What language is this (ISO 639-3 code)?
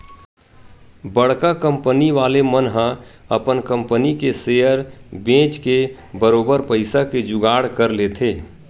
hne